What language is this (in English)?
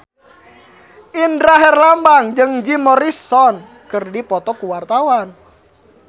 Sundanese